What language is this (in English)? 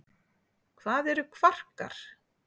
Icelandic